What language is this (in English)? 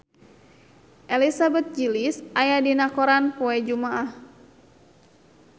Sundanese